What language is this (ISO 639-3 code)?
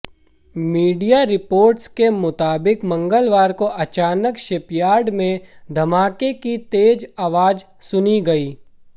hin